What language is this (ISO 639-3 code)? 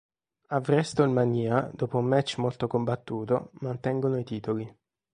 ita